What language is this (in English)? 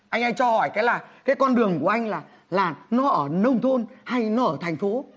Vietnamese